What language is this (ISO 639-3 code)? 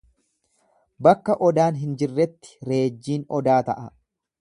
orm